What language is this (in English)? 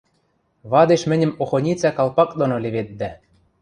Western Mari